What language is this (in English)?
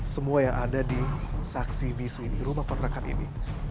Indonesian